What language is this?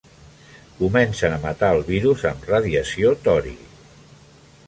Catalan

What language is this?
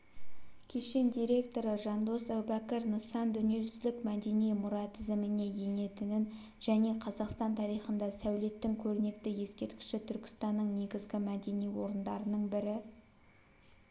Kazakh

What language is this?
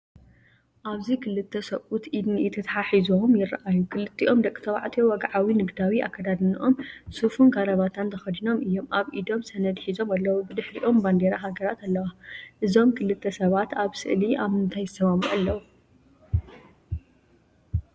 Tigrinya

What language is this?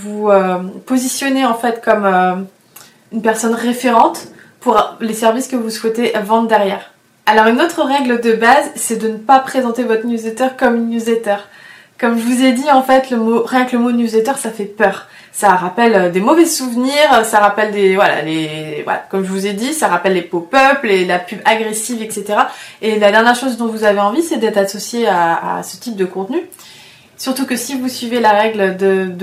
French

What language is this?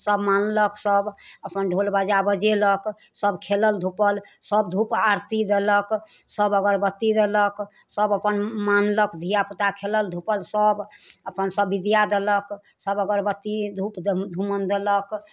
Maithili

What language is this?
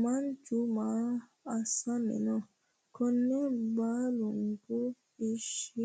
Sidamo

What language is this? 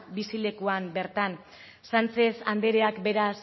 Basque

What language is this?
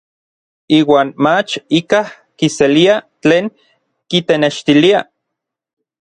Orizaba Nahuatl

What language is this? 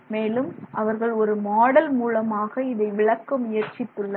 Tamil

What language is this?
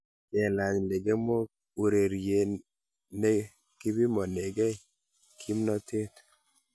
Kalenjin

